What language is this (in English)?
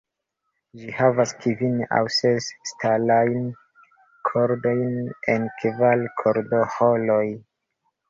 Esperanto